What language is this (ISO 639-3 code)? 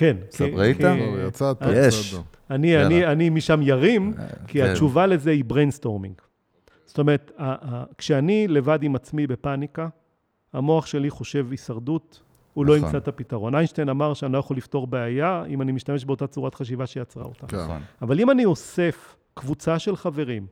heb